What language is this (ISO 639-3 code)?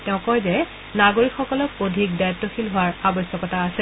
asm